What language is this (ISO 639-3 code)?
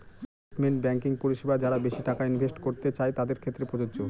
ben